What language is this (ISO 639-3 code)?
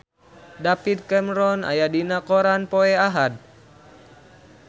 sun